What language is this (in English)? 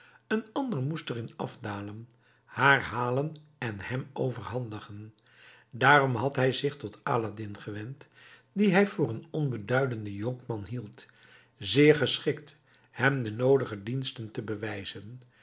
Dutch